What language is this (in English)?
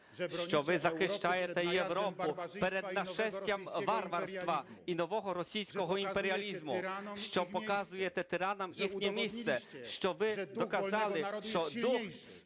Ukrainian